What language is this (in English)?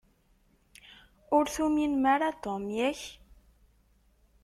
Kabyle